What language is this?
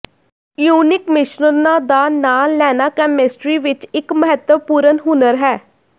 Punjabi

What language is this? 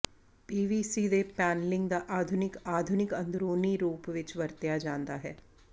Punjabi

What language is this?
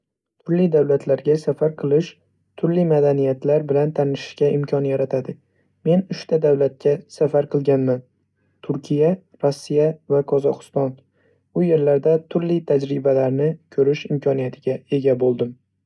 Uzbek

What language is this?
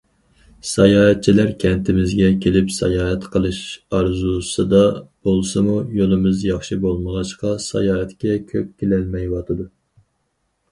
Uyghur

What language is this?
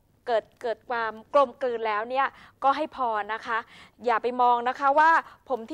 Thai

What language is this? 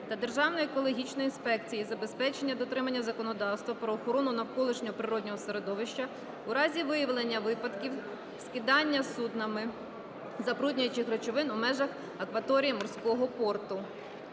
Ukrainian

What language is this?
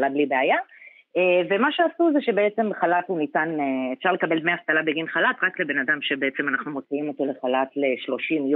Hebrew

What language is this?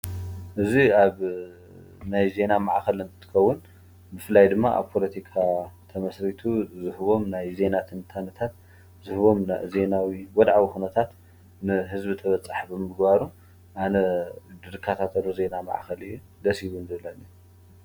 Tigrinya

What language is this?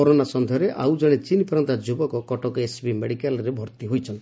Odia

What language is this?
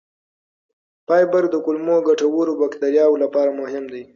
Pashto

